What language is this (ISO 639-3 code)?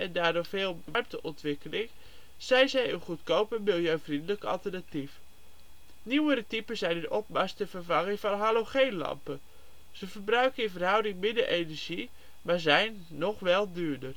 nld